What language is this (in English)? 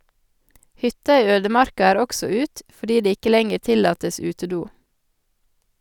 Norwegian